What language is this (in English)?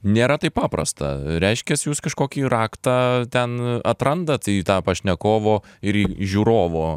Lithuanian